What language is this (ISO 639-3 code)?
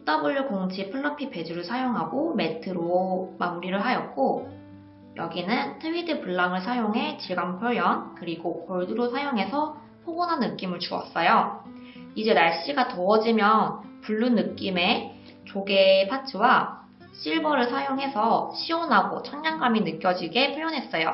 kor